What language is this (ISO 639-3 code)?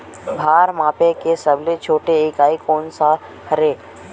hne